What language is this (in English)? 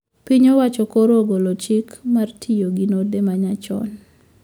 Luo (Kenya and Tanzania)